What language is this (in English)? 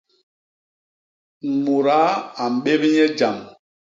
Basaa